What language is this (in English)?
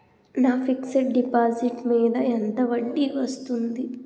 Telugu